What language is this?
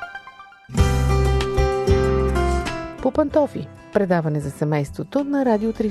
Bulgarian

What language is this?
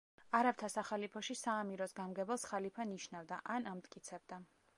Georgian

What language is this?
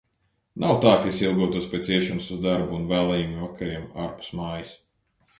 Latvian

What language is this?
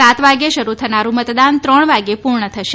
Gujarati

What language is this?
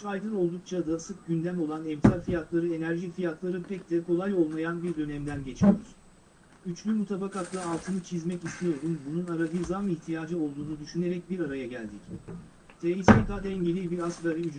Turkish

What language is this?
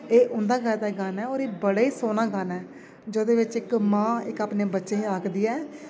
Dogri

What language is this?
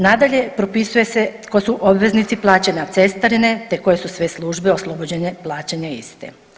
Croatian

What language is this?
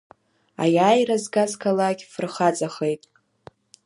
Abkhazian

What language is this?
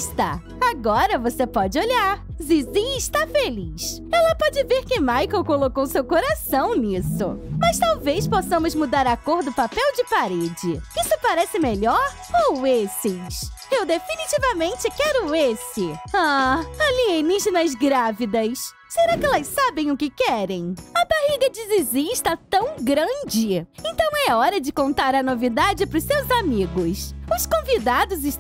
Portuguese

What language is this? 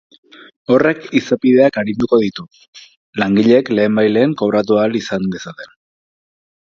Basque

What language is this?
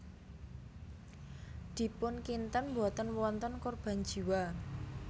Javanese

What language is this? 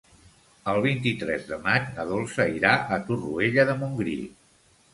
Catalan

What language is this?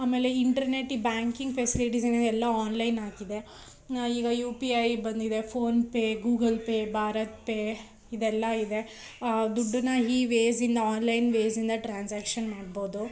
Kannada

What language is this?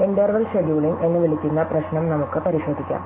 Malayalam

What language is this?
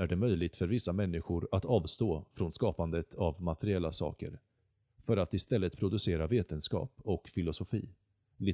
Swedish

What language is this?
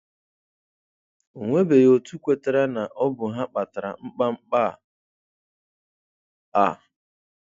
Igbo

